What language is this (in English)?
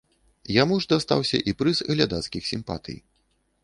Belarusian